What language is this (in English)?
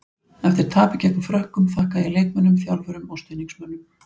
Icelandic